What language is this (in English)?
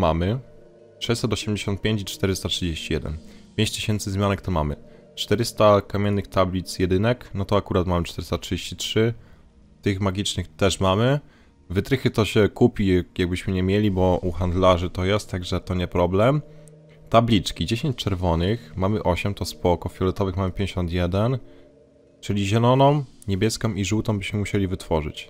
Polish